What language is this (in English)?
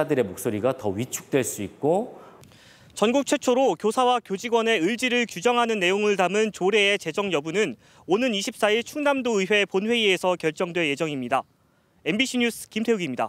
Korean